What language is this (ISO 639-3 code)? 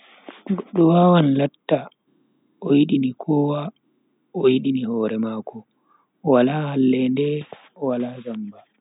fui